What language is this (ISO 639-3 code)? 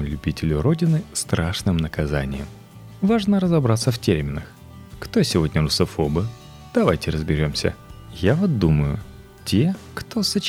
rus